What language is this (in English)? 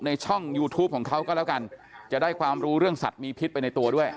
Thai